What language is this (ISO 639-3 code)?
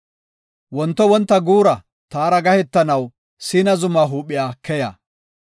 gof